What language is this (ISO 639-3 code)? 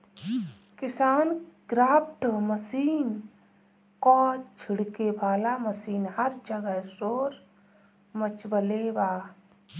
bho